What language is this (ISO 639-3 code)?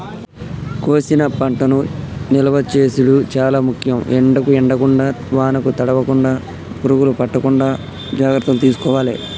tel